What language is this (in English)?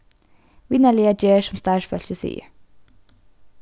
Faroese